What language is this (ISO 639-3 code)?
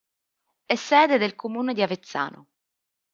ita